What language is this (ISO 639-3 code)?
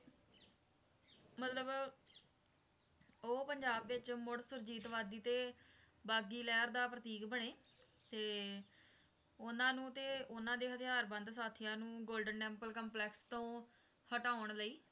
pan